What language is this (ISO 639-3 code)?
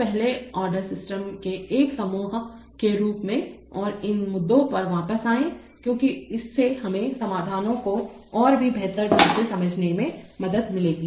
hin